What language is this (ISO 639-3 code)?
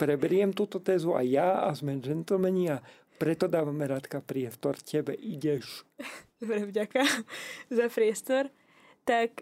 slk